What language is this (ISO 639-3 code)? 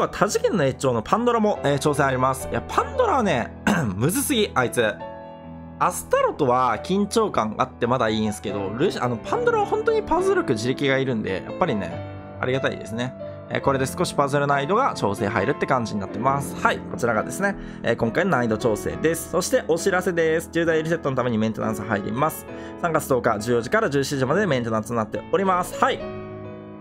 jpn